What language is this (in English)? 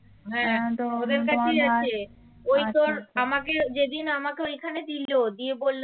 Bangla